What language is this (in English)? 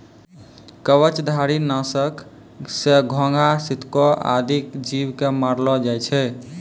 Maithili